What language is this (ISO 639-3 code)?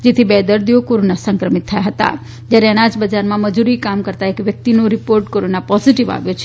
guj